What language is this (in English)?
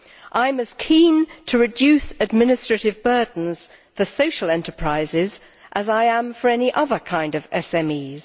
English